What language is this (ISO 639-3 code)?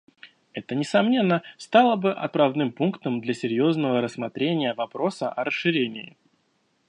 rus